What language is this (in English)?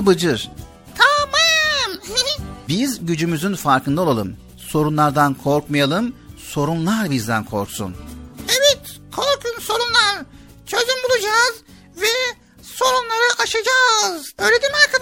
Turkish